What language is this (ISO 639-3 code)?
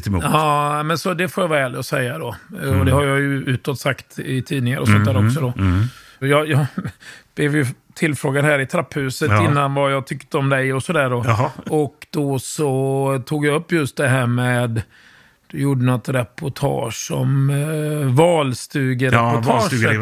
swe